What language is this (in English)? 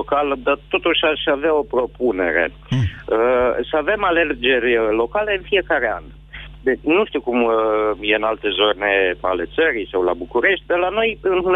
Romanian